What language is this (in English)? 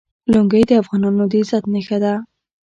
Pashto